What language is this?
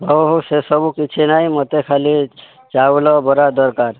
Odia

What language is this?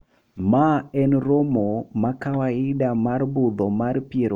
Luo (Kenya and Tanzania)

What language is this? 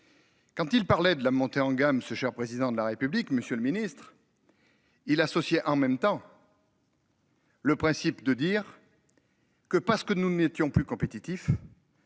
French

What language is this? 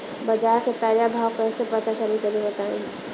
Bhojpuri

